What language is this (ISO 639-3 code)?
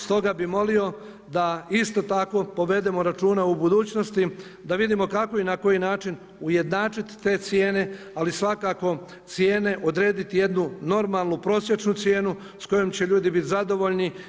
hrv